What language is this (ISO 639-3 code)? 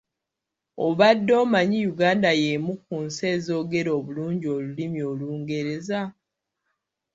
lug